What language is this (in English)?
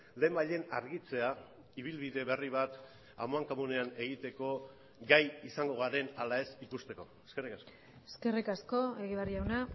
Basque